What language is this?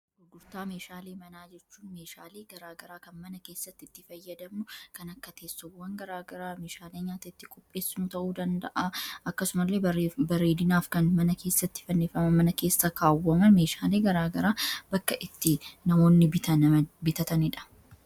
Oromo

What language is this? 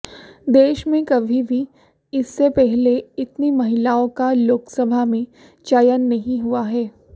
Hindi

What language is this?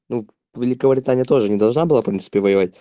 Russian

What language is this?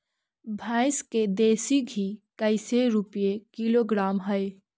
Magahi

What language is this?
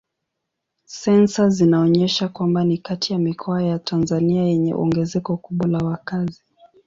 Swahili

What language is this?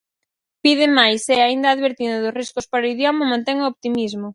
Galician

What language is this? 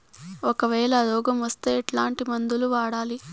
Telugu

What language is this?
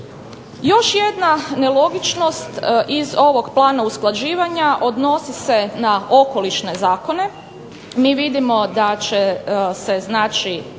Croatian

